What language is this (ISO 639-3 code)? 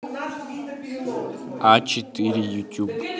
rus